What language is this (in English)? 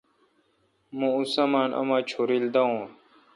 Kalkoti